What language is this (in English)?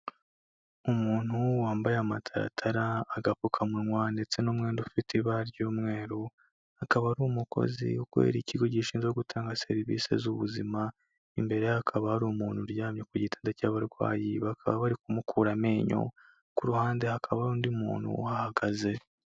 Kinyarwanda